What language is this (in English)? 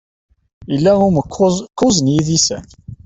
Kabyle